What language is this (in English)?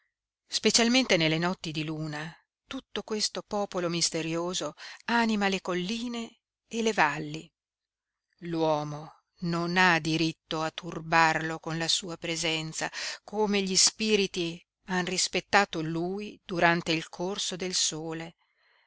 Italian